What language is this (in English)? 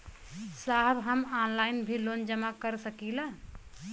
Bhojpuri